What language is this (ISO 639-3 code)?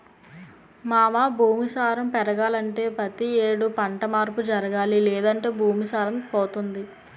tel